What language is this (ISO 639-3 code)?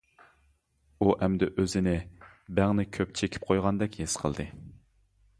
uig